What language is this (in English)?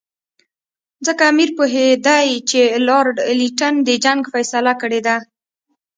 Pashto